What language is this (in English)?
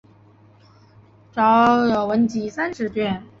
Chinese